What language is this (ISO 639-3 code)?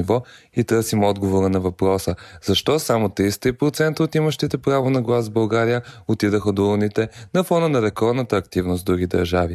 bul